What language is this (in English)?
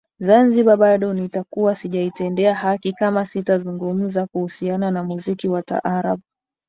Swahili